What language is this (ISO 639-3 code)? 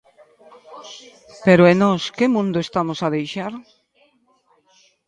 glg